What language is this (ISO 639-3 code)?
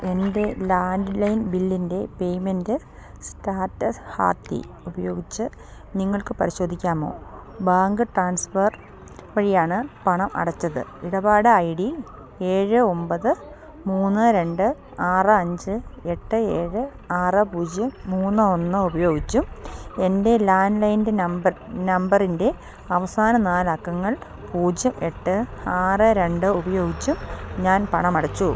mal